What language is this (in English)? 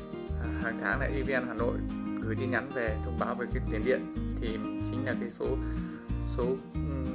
Vietnamese